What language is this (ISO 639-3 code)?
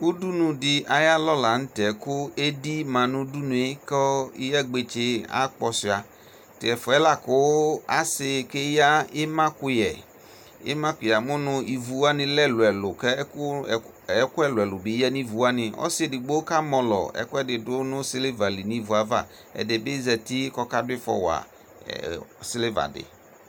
kpo